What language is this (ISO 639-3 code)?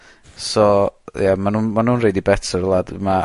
cym